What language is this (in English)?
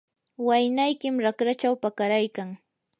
Yanahuanca Pasco Quechua